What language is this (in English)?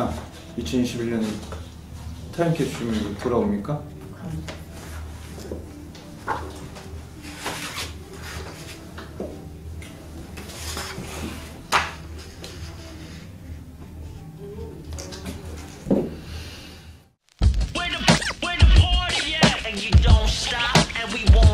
Korean